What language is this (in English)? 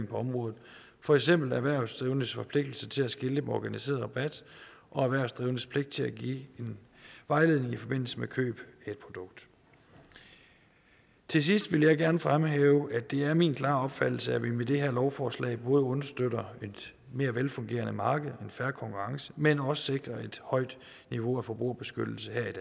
Danish